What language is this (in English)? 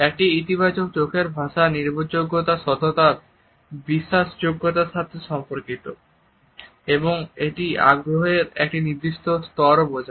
Bangla